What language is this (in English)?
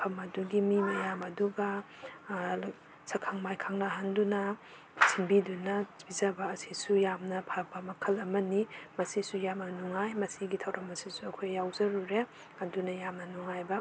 Manipuri